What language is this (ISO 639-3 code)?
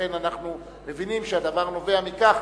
heb